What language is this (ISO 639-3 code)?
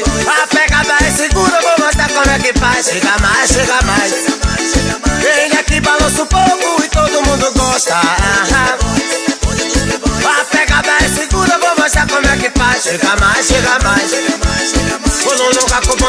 spa